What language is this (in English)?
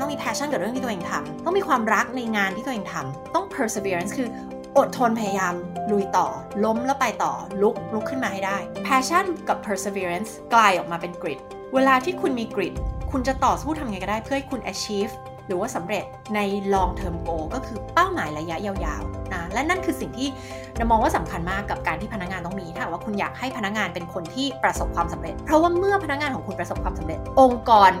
Thai